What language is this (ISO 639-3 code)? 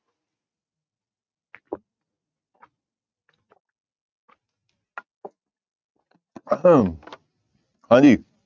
pan